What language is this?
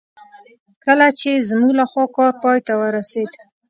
Pashto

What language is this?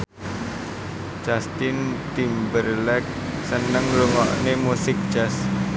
Javanese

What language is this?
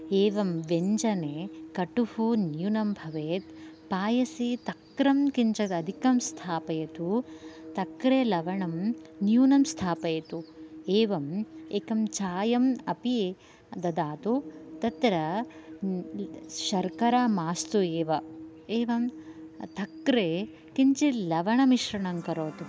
Sanskrit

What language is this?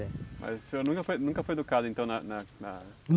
Portuguese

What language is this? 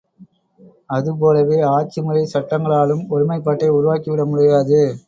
Tamil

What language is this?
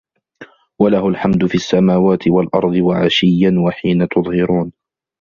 Arabic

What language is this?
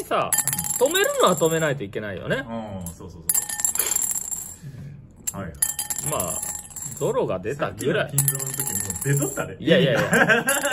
Japanese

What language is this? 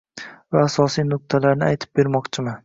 Uzbek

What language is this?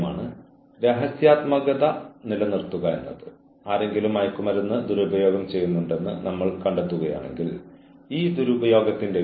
Malayalam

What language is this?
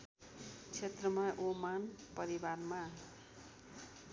Nepali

